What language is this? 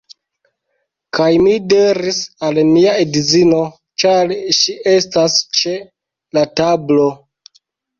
Esperanto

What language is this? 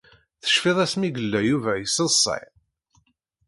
Kabyle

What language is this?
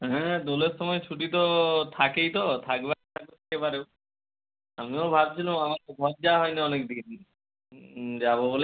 Bangla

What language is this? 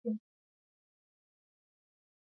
Pashto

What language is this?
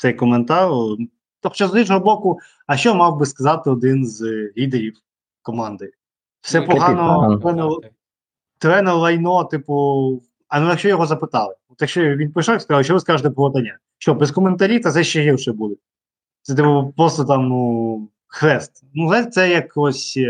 Ukrainian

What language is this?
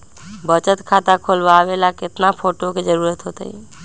Magahi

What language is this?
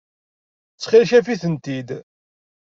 Kabyle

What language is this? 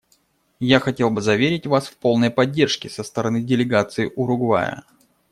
Russian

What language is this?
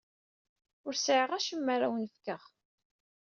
Kabyle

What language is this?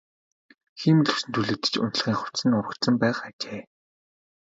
Mongolian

